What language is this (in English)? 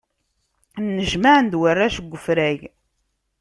Kabyle